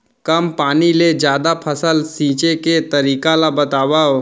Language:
Chhattisgarhi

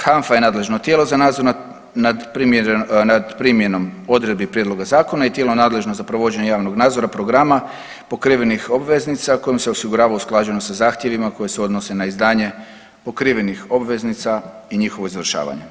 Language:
Croatian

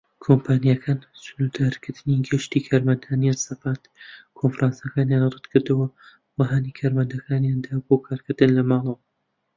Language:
Central Kurdish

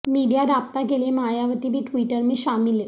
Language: Urdu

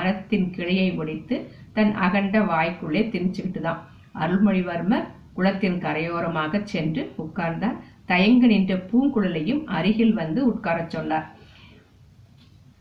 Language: Tamil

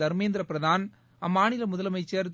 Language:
Tamil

